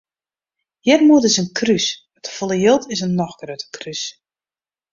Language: Western Frisian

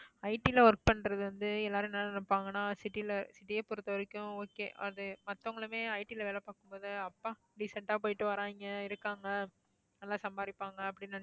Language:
Tamil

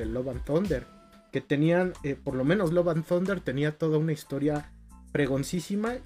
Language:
Spanish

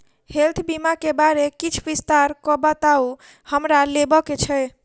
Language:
Maithili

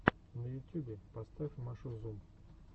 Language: Russian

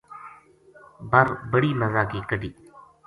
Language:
Gujari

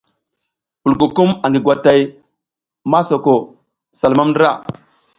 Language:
South Giziga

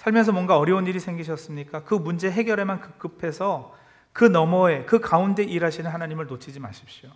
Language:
Korean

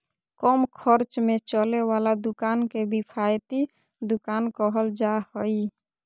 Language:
Magahi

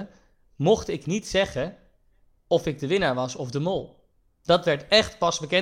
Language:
Dutch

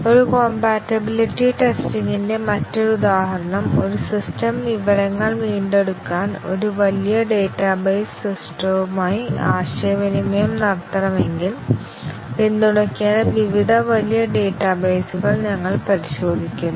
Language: Malayalam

